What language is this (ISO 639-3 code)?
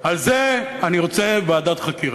heb